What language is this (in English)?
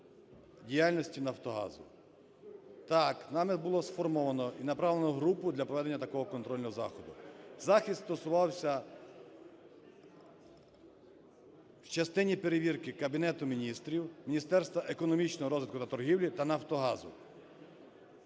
Ukrainian